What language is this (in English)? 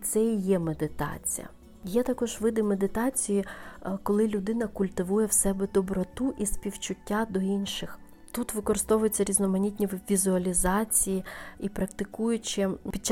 Ukrainian